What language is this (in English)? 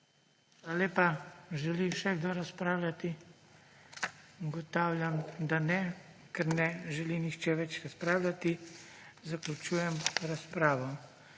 Slovenian